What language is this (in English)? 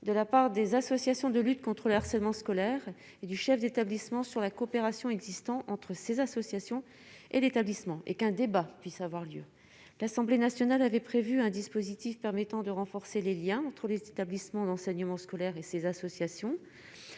French